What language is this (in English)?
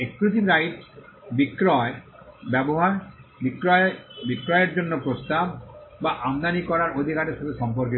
Bangla